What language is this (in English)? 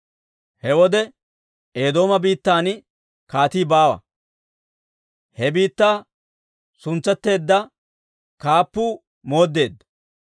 Dawro